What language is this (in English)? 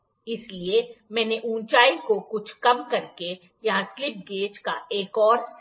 Hindi